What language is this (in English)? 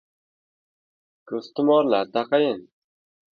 Uzbek